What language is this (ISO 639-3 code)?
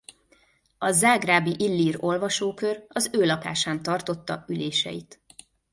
hun